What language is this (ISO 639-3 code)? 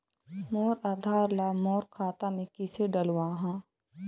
hne